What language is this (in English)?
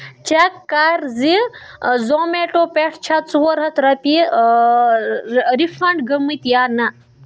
Kashmiri